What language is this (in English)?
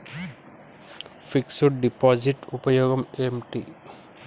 Telugu